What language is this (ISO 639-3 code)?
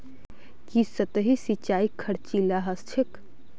mag